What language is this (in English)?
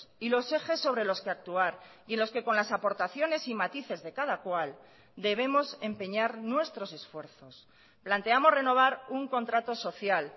Spanish